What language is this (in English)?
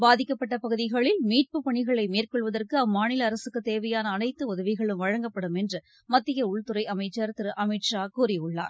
Tamil